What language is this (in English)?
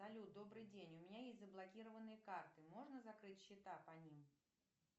Russian